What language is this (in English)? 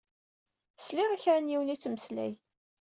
Kabyle